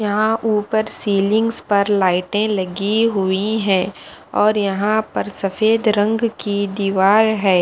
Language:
Hindi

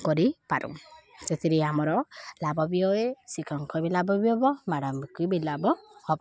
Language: Odia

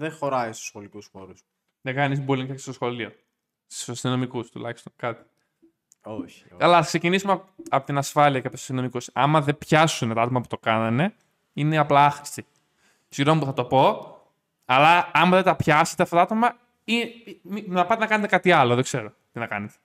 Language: Greek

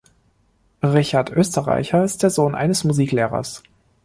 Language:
German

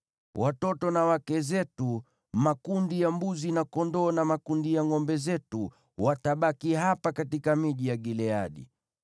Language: Swahili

